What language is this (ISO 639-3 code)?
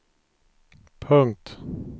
swe